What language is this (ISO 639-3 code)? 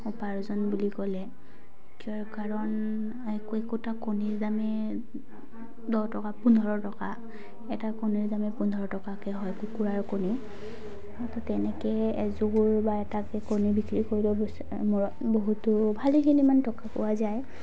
asm